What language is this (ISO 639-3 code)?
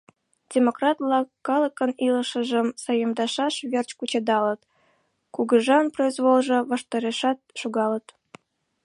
chm